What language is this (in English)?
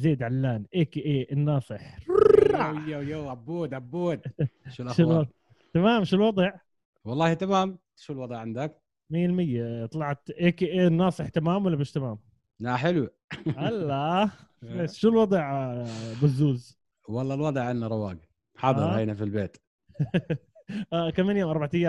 Arabic